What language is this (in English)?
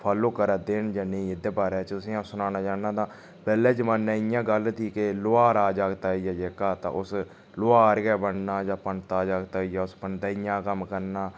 Dogri